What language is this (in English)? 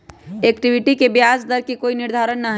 Magahi